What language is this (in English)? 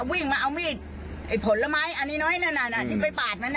Thai